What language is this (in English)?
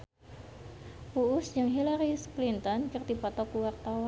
Sundanese